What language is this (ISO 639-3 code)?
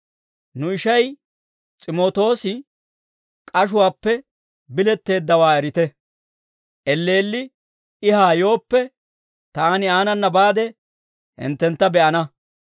dwr